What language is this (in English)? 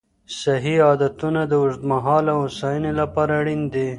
Pashto